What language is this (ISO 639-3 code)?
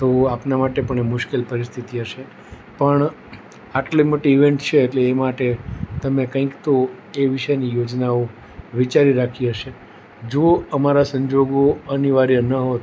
guj